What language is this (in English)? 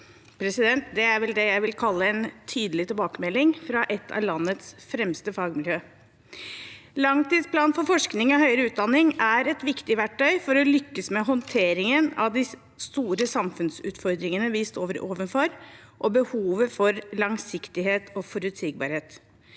Norwegian